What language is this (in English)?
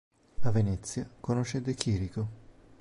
Italian